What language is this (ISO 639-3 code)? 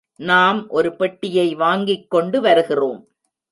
tam